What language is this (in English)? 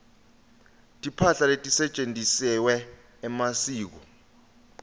Swati